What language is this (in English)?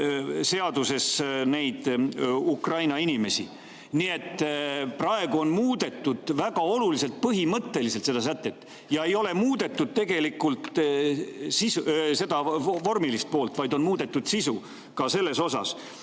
Estonian